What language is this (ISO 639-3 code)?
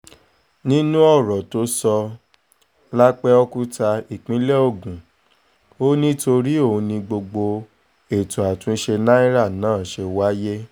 yor